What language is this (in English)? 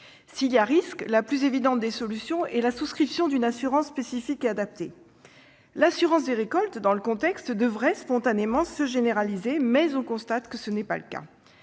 French